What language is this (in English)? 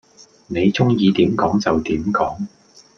Cantonese